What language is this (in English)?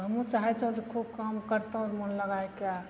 Maithili